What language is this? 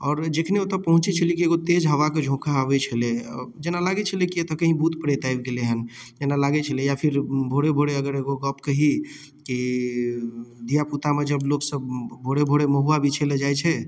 Maithili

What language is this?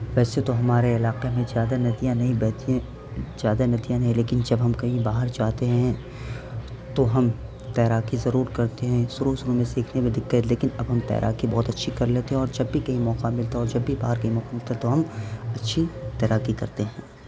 Urdu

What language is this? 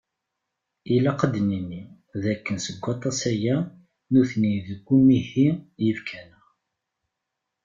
Kabyle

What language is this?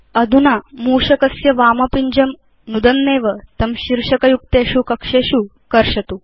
Sanskrit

